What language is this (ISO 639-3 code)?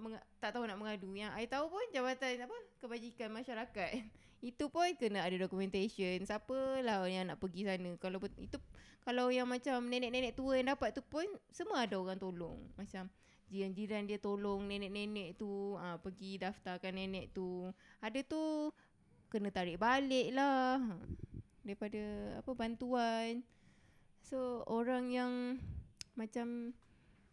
msa